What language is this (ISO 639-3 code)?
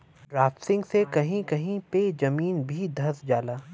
bho